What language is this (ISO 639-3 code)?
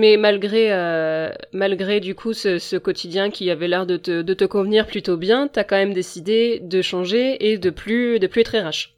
fra